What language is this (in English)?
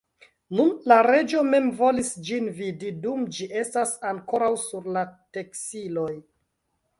Esperanto